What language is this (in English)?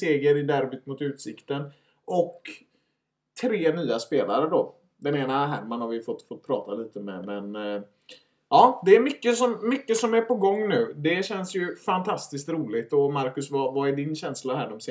Swedish